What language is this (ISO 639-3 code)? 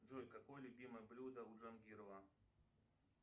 rus